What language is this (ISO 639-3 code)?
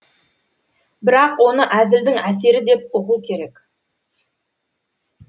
kaz